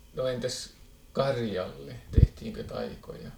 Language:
Finnish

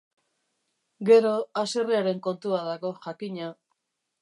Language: Basque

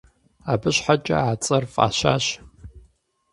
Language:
Kabardian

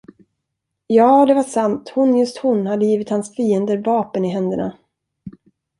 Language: Swedish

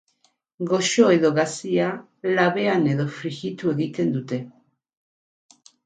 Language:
Basque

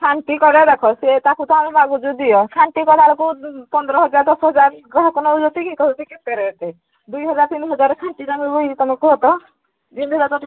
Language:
Odia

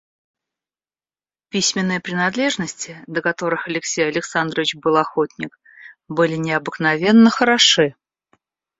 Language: Russian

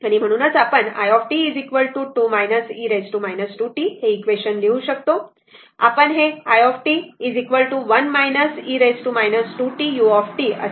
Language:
Marathi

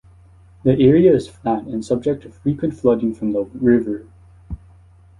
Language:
English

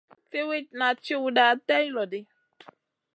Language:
Masana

